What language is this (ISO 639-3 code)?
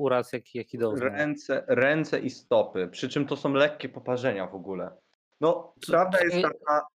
pol